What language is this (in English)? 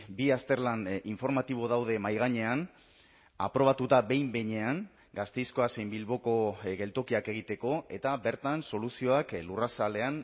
Basque